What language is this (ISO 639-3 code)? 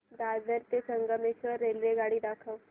mar